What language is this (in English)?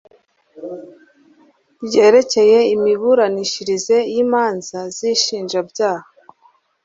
Kinyarwanda